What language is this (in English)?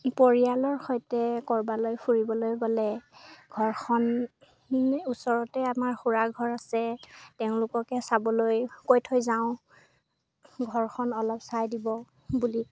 Assamese